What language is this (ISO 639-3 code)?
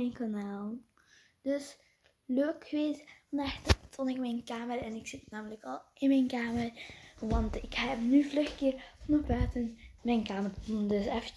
nld